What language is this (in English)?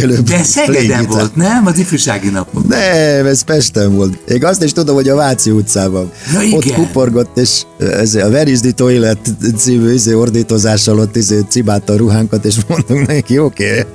Hungarian